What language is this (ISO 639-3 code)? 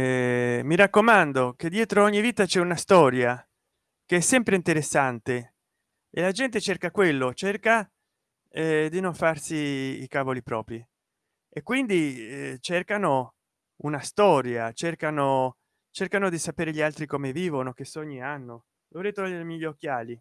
ita